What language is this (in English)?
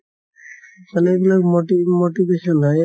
Assamese